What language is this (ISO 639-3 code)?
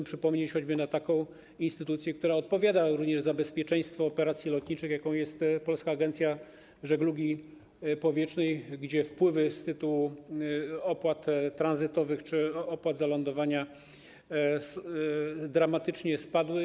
pol